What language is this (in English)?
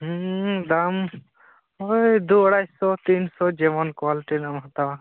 Santali